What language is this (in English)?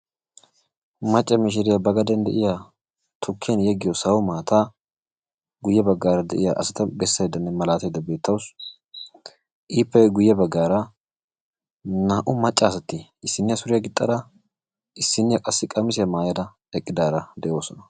Wolaytta